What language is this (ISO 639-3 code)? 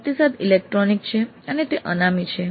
guj